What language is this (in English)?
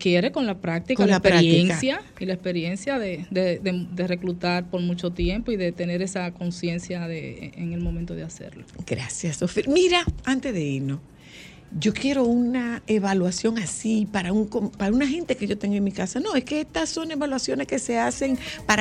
Spanish